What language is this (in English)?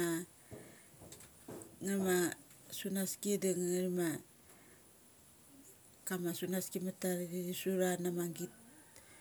Mali